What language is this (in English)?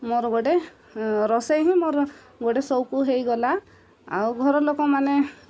Odia